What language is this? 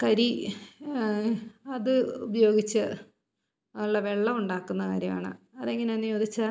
Malayalam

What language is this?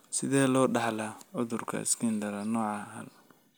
Somali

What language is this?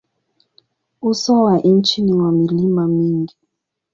Swahili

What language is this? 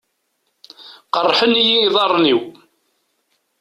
Kabyle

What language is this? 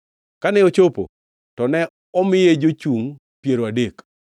Luo (Kenya and Tanzania)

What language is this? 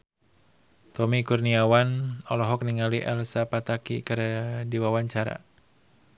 Sundanese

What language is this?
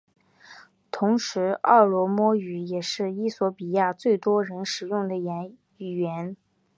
Chinese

